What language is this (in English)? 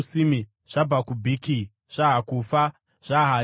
Shona